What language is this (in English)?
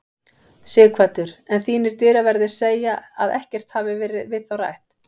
Icelandic